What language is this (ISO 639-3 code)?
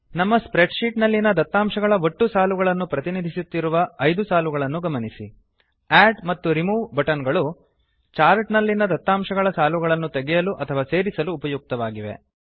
kan